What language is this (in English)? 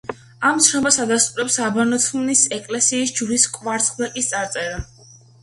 Georgian